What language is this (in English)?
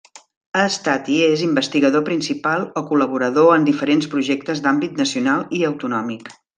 Catalan